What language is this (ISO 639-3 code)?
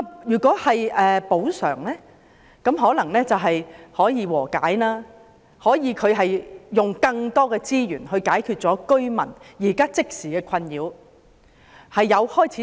yue